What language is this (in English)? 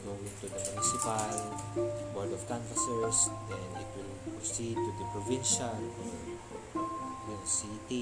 Filipino